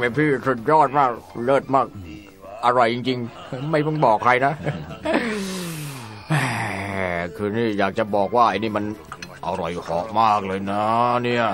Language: Thai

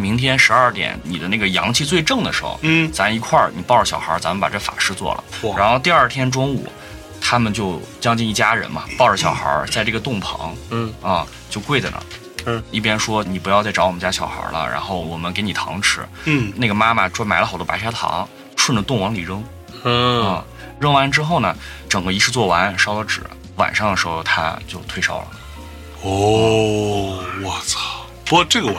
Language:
Chinese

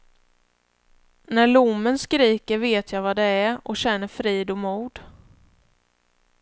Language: Swedish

